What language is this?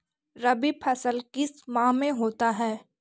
Magahi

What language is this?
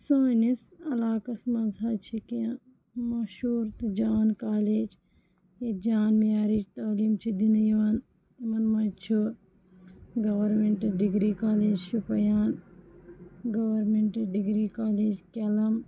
Kashmiri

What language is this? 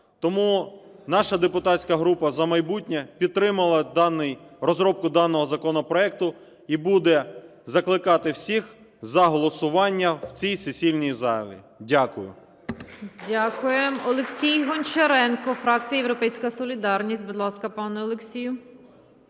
Ukrainian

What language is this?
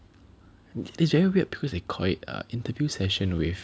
English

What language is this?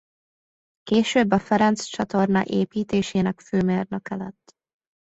Hungarian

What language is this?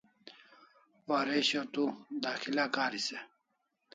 Kalasha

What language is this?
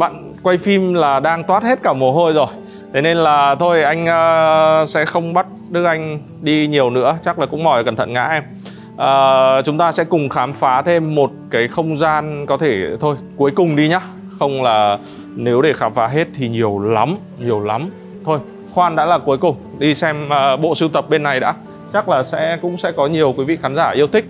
Vietnamese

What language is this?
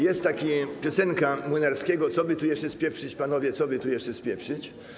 Polish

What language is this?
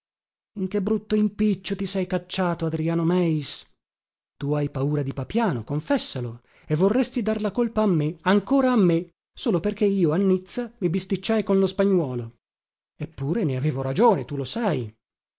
Italian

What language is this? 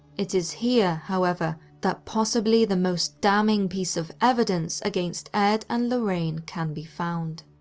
English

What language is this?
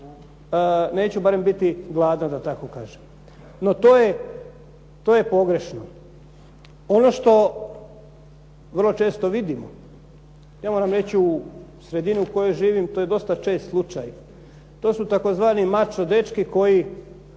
Croatian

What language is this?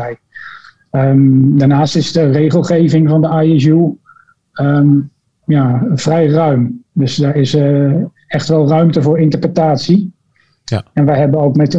Dutch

